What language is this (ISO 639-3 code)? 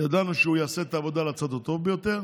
heb